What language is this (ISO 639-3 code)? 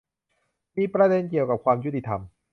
tha